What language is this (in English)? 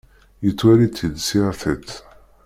Kabyle